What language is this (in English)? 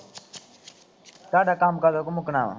Punjabi